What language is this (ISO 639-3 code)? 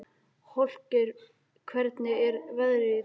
isl